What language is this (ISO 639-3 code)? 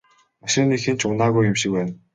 mon